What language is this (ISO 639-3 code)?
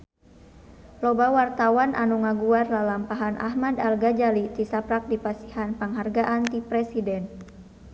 sun